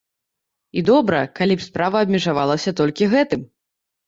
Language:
Belarusian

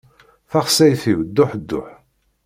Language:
Kabyle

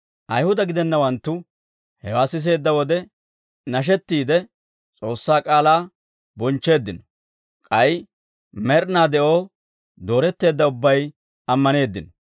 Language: Dawro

